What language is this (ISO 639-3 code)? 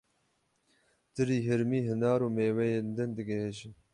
kur